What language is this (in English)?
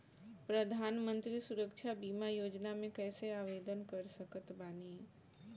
Bhojpuri